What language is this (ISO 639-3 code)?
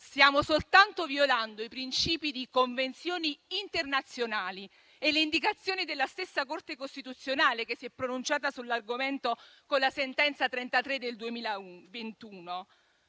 ita